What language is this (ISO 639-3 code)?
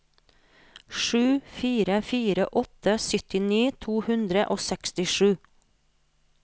nor